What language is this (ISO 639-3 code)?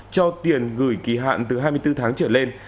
vie